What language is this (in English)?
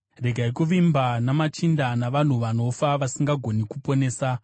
Shona